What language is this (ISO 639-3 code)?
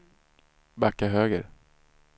swe